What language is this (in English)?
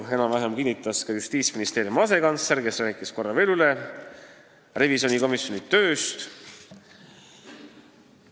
Estonian